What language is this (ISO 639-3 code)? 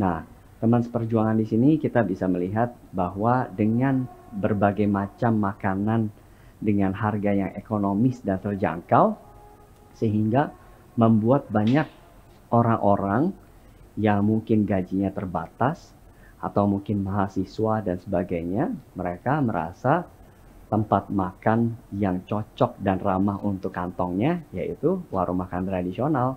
ind